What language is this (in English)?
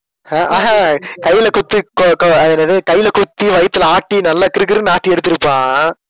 Tamil